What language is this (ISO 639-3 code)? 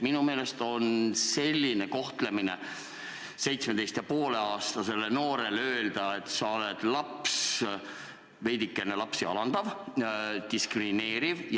est